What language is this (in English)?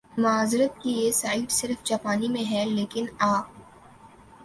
Urdu